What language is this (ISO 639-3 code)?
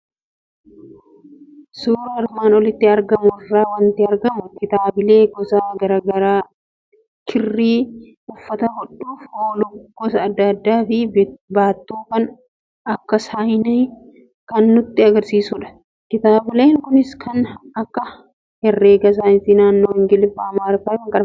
orm